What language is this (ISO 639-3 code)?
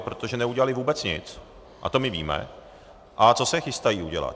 ces